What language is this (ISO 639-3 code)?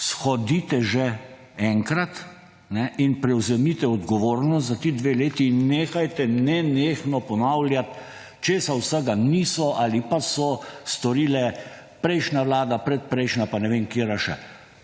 slv